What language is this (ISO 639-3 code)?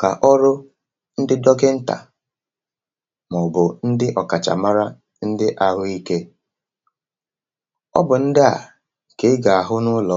ibo